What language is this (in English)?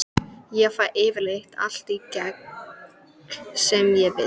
Icelandic